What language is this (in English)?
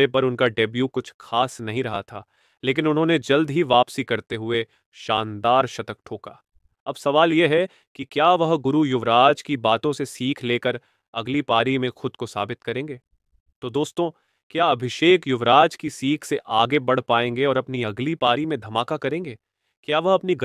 Hindi